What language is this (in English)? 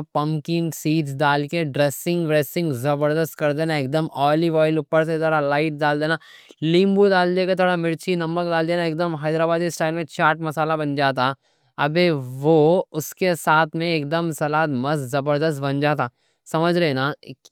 Deccan